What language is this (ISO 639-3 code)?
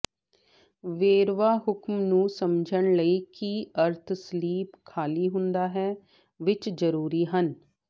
pan